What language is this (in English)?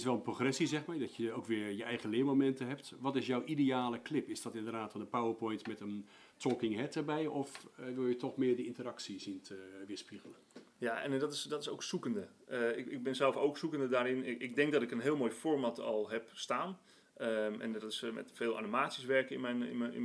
Dutch